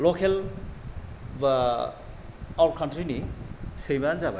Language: Bodo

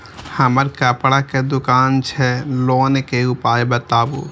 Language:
Maithili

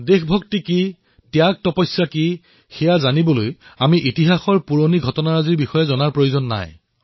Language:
Assamese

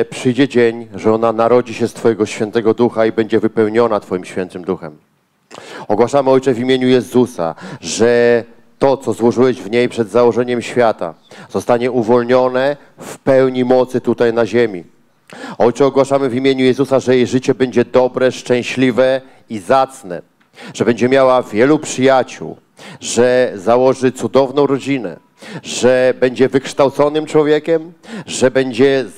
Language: Polish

